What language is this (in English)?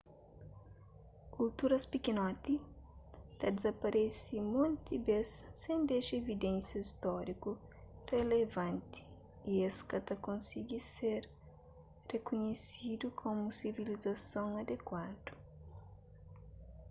Kabuverdianu